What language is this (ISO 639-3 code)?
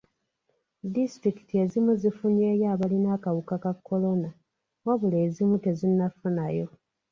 lug